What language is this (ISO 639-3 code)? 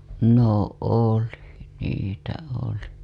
fin